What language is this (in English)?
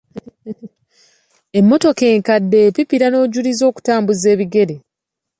Ganda